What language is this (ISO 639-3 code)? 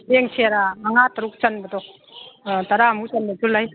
mni